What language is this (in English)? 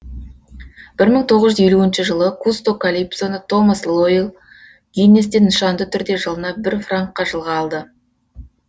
Kazakh